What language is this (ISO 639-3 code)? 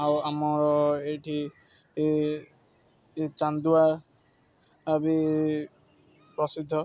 ori